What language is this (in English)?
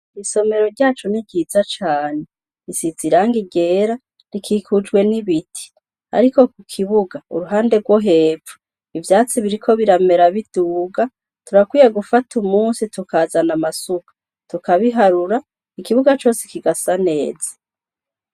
Rundi